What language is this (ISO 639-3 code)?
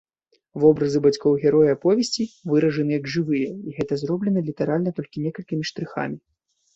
bel